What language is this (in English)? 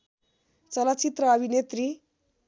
Nepali